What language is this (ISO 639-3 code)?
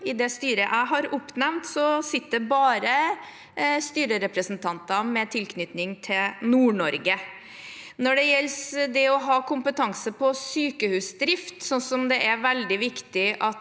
nor